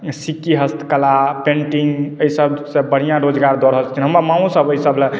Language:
Maithili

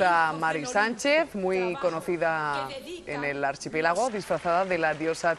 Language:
Spanish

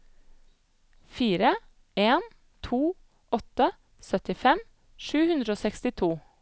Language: Norwegian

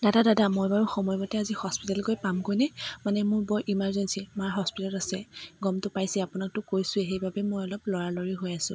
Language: Assamese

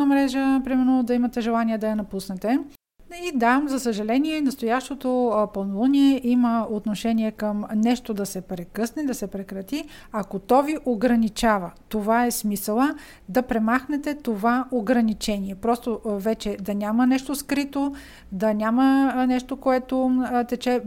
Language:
Bulgarian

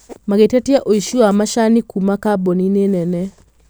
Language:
Kikuyu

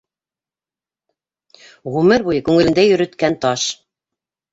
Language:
Bashkir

